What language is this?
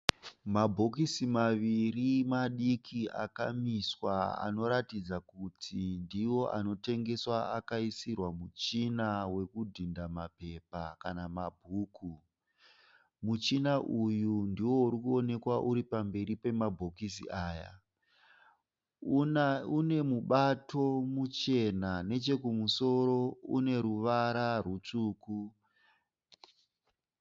Shona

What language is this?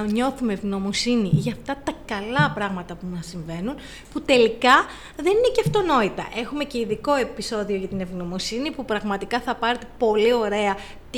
Greek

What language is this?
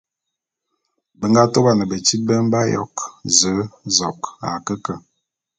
Bulu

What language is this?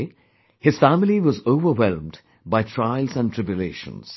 English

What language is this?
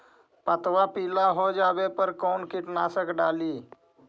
Magahi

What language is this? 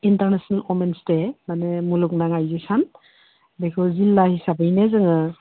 Bodo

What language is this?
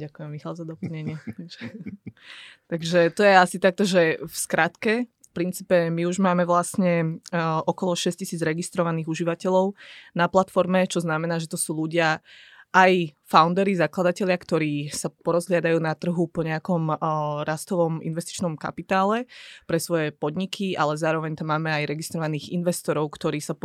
Slovak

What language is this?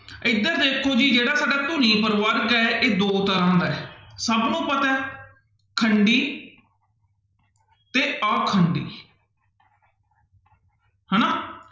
Punjabi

